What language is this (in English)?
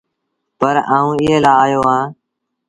Sindhi Bhil